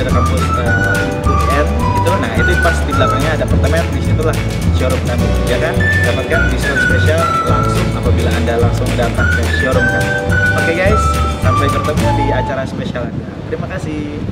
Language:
Indonesian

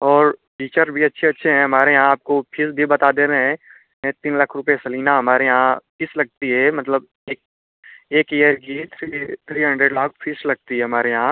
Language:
Hindi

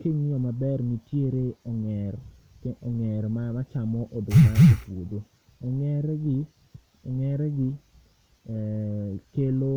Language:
Luo (Kenya and Tanzania)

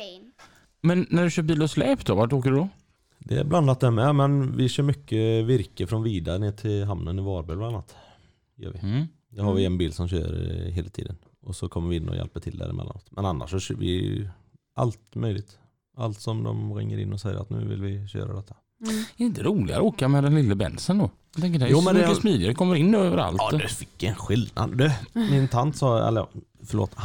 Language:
Swedish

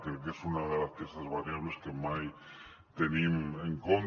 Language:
Catalan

